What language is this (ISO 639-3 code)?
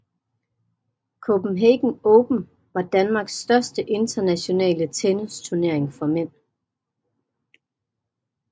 dan